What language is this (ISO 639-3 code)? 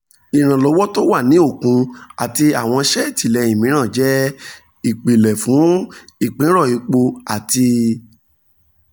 yor